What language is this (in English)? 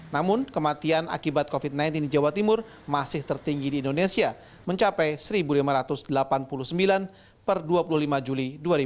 Indonesian